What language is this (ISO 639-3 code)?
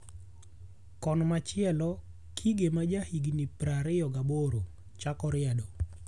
luo